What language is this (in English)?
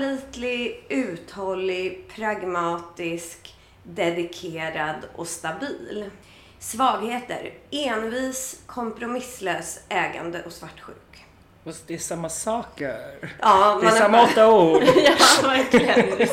Swedish